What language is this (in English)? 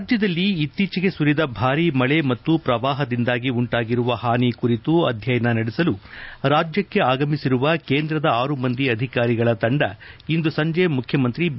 Kannada